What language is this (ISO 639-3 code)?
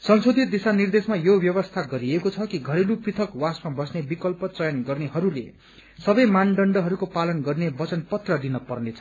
nep